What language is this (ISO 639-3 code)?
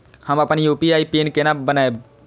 mai